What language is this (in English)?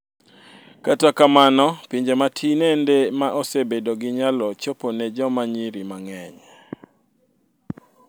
Luo (Kenya and Tanzania)